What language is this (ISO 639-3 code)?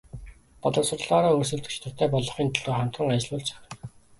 mon